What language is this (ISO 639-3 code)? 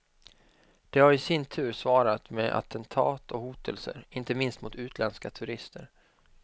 swe